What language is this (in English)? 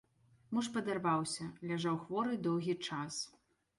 Belarusian